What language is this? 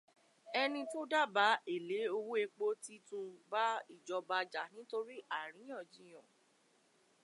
Yoruba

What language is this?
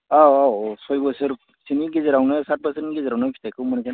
Bodo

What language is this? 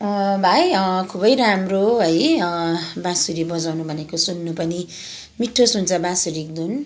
Nepali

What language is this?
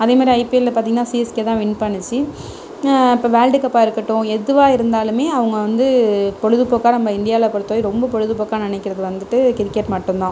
Tamil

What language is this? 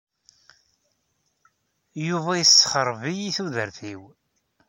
Kabyle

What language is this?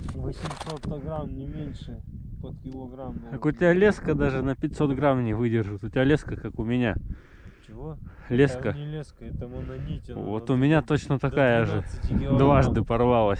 Russian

